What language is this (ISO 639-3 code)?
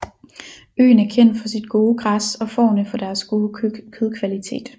dan